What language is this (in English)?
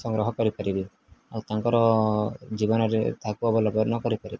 Odia